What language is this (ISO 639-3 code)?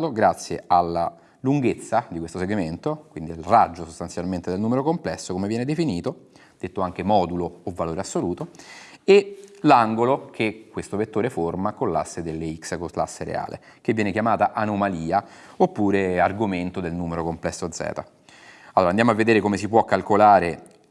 ita